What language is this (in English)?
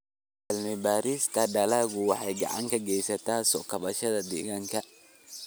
Somali